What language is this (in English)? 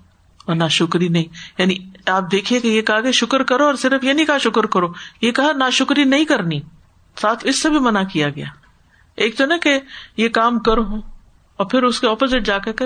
Urdu